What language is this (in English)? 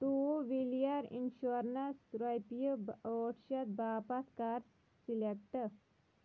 Kashmiri